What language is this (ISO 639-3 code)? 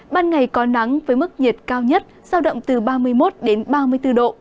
vie